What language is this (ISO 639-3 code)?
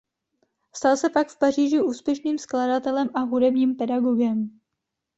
ces